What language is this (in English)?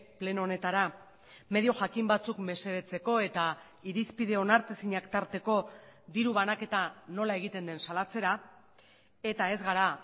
Basque